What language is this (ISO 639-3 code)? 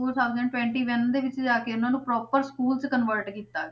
pan